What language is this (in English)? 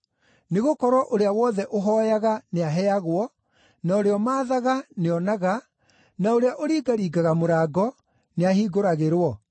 Kikuyu